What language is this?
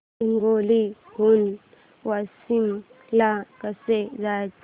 Marathi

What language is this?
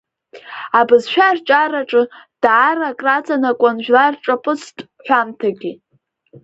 Abkhazian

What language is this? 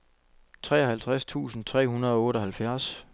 Danish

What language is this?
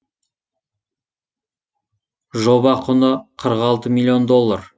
Kazakh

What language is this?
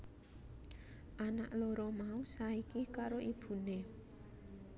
Javanese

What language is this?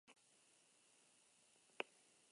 Basque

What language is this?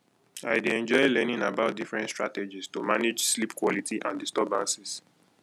Nigerian Pidgin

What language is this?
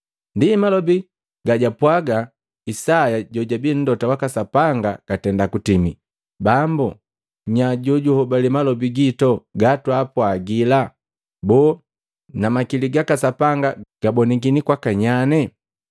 Matengo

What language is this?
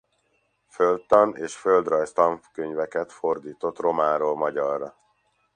Hungarian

